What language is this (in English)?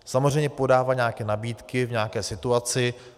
Czech